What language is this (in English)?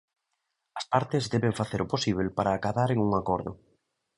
Galician